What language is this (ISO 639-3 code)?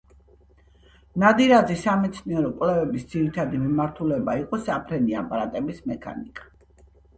kat